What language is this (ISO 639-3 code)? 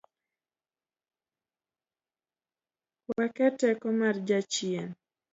luo